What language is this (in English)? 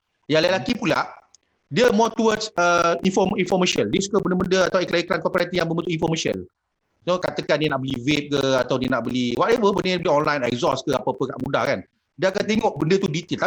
Malay